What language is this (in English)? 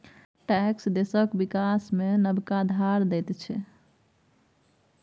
Maithili